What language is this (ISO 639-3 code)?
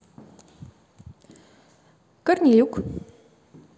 rus